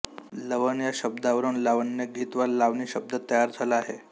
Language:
Marathi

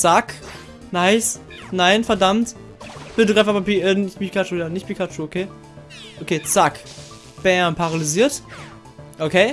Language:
German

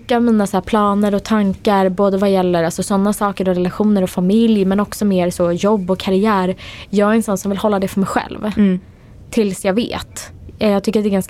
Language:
Swedish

